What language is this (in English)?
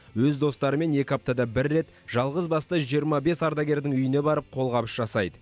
Kazakh